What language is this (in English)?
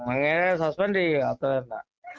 Malayalam